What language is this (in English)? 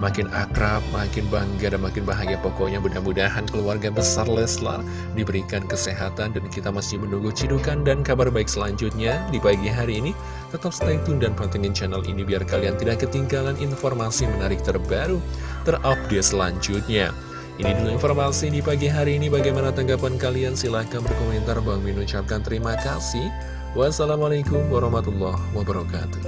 Indonesian